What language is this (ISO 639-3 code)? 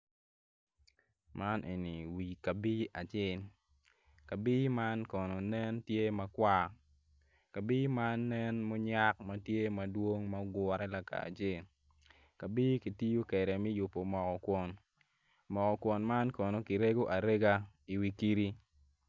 ach